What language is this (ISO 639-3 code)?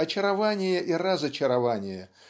rus